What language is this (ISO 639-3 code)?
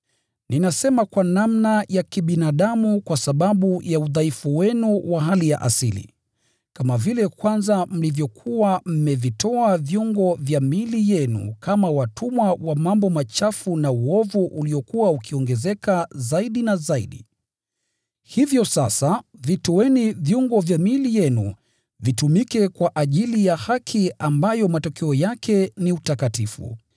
swa